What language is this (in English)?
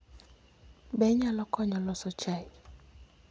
Luo (Kenya and Tanzania)